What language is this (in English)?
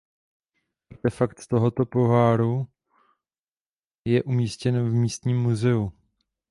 Czech